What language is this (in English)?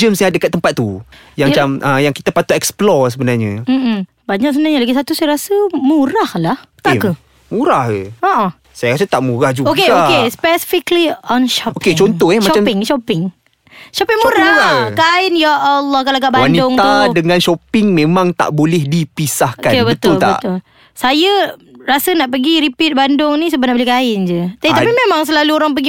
Malay